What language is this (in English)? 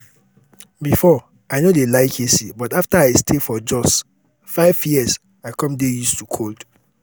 Nigerian Pidgin